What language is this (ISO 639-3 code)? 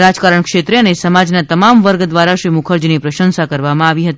guj